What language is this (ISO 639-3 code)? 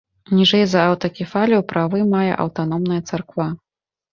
bel